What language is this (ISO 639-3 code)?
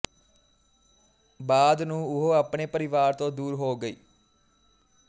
pan